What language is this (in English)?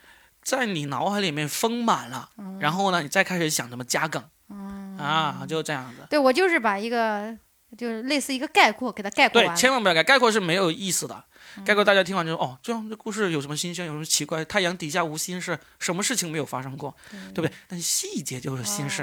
Chinese